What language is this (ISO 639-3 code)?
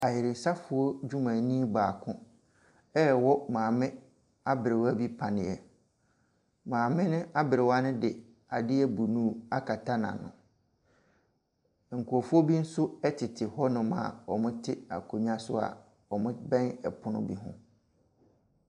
aka